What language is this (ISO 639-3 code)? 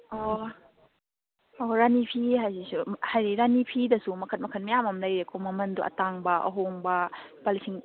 mni